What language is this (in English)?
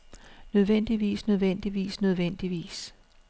Danish